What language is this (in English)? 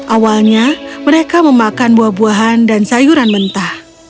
Indonesian